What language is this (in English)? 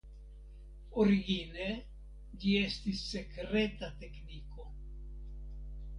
Esperanto